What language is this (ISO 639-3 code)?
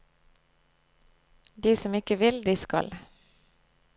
nor